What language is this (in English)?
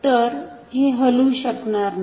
Marathi